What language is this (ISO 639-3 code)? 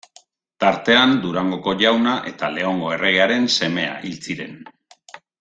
eus